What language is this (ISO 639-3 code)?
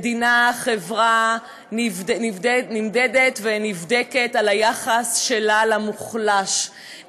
heb